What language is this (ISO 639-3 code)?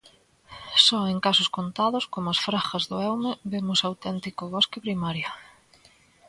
glg